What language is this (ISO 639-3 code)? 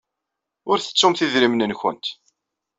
kab